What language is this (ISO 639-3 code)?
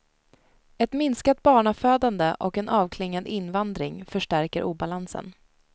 swe